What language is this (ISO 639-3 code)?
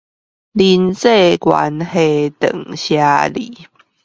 zho